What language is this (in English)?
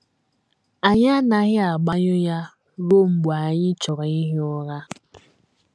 Igbo